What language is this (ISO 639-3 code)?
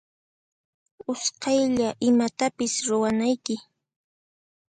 qxp